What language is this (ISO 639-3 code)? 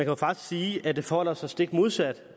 dan